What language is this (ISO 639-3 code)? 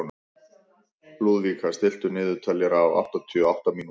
isl